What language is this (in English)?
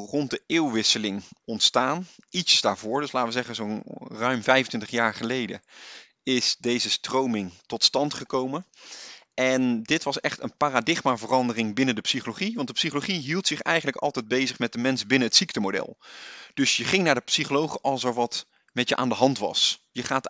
Dutch